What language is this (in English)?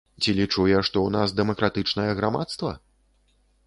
Belarusian